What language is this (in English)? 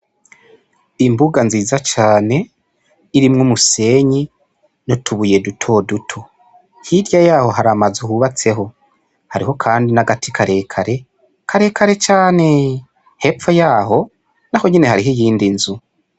Rundi